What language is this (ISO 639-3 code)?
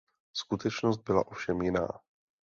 ces